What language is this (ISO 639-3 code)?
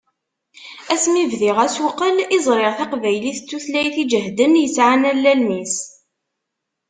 kab